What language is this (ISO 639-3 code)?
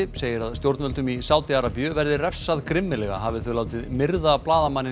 isl